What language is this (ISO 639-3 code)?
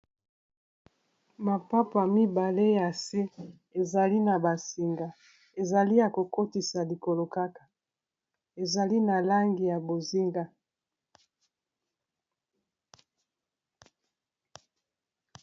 lin